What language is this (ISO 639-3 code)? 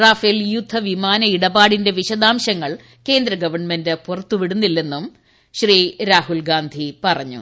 mal